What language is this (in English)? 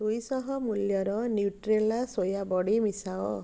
Odia